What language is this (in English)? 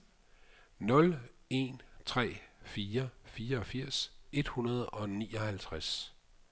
Danish